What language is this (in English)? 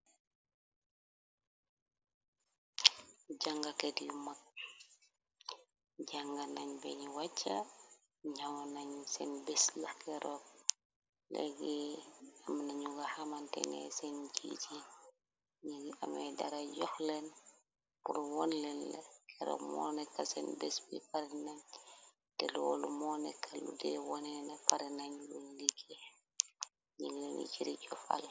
Wolof